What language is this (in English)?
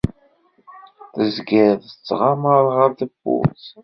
Kabyle